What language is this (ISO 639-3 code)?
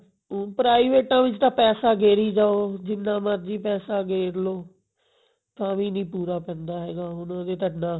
pan